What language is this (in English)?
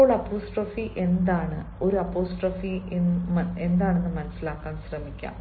Malayalam